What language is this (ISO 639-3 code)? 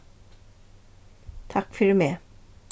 fao